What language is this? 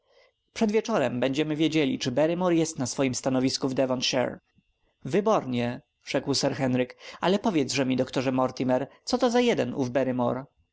Polish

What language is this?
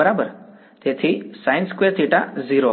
Gujarati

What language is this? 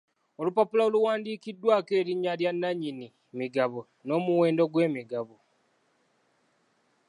Ganda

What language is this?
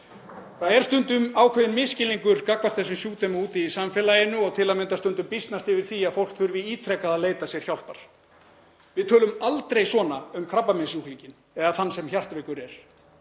Icelandic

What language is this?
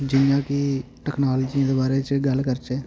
Dogri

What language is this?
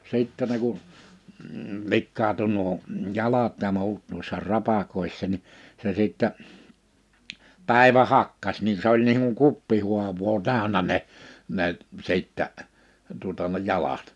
Finnish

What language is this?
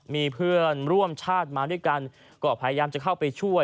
Thai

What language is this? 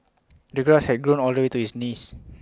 English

